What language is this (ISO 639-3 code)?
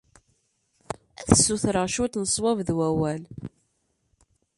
kab